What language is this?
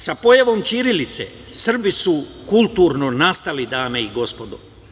Serbian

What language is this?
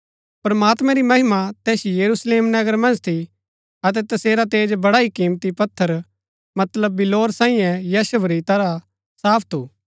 Gaddi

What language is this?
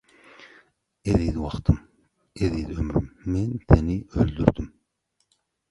Turkmen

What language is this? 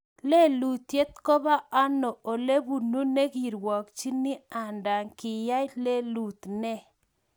Kalenjin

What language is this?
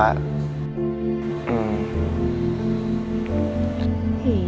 Indonesian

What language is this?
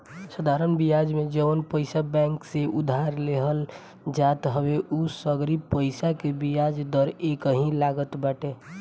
Bhojpuri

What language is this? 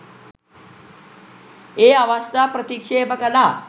Sinhala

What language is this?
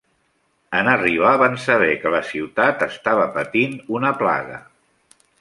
Catalan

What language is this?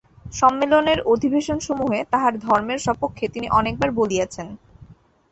Bangla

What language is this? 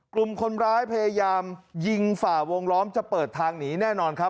Thai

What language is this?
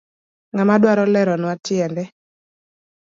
Luo (Kenya and Tanzania)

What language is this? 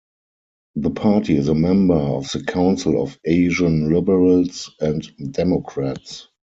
English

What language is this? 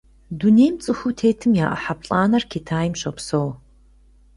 Kabardian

